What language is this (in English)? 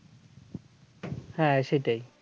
Bangla